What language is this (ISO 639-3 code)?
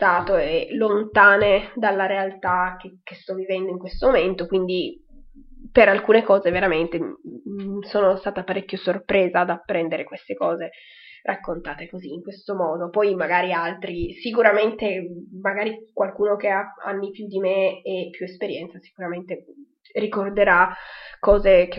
ita